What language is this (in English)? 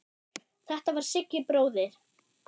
Icelandic